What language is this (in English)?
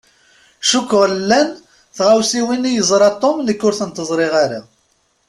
Kabyle